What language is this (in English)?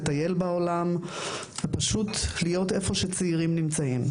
Hebrew